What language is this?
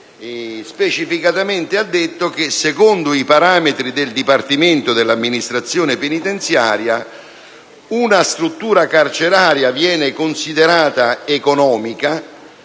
Italian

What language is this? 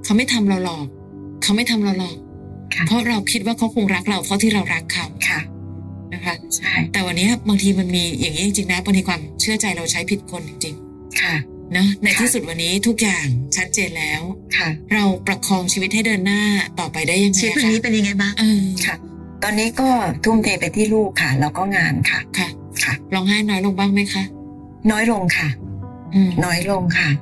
Thai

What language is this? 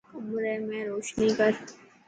Dhatki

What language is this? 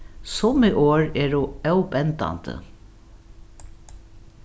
Faroese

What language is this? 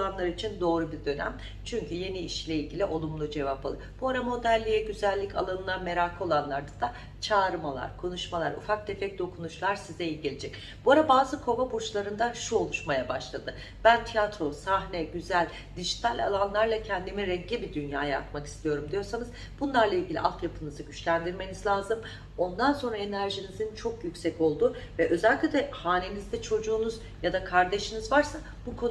Turkish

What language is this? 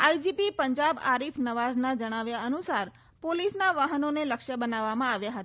Gujarati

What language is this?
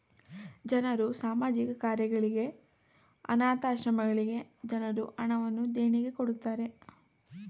Kannada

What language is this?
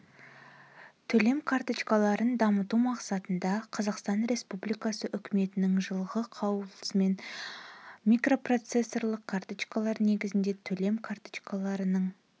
Kazakh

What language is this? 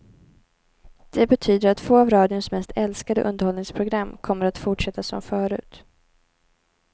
Swedish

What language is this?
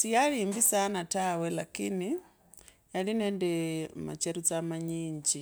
Kabras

